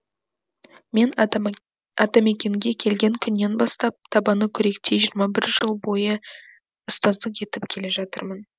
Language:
Kazakh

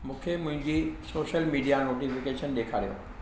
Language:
Sindhi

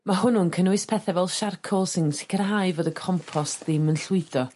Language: Welsh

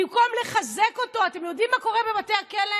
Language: Hebrew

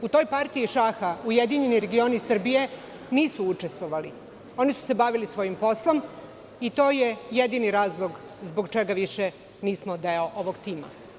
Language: Serbian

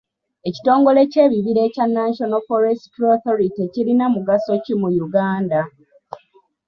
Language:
Ganda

